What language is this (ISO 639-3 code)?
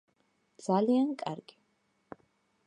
kat